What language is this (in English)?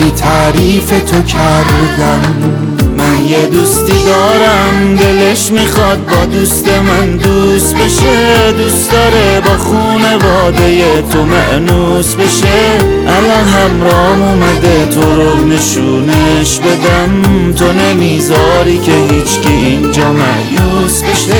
Persian